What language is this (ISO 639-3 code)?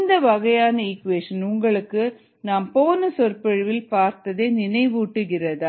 tam